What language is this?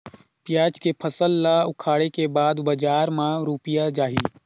Chhattisgarhi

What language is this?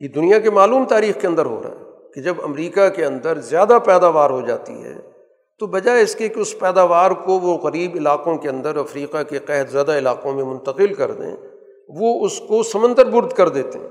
Urdu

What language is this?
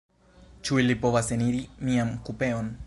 Esperanto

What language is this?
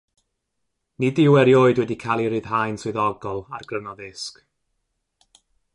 Welsh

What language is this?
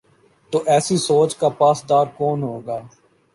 Urdu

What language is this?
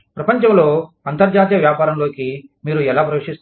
Telugu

